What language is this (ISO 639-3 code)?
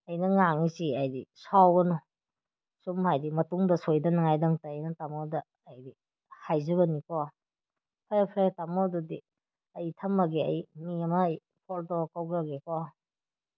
mni